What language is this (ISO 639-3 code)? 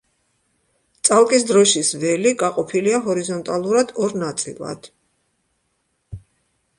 kat